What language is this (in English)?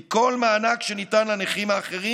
Hebrew